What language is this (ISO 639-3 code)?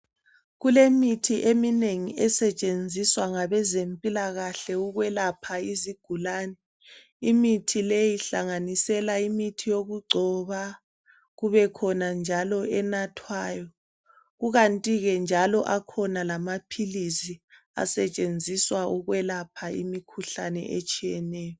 nde